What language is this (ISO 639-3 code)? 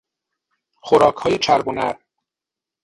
fas